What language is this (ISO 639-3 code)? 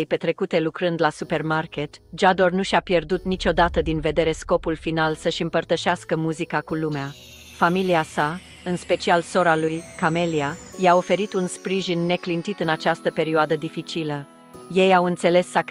ron